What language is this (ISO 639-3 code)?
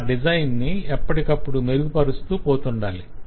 tel